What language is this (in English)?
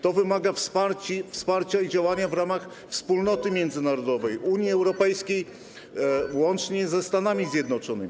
Polish